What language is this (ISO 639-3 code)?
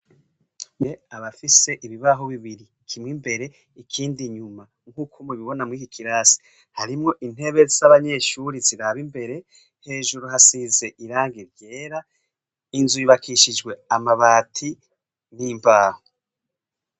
run